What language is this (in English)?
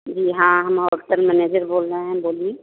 Hindi